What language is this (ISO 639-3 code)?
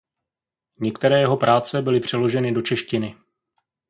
ces